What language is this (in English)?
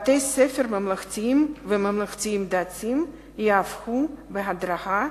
Hebrew